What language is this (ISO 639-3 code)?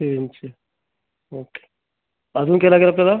mar